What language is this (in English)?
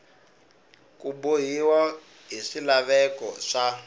Tsonga